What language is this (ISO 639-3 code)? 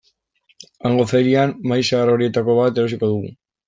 eus